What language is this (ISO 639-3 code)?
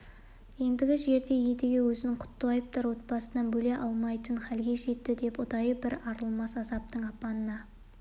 kaz